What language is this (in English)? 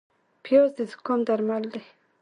Pashto